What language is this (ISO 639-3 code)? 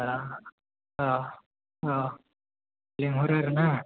brx